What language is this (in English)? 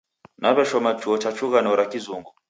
Taita